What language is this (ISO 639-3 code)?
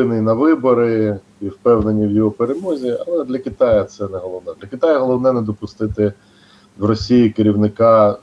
ukr